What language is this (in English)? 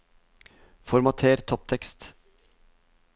Norwegian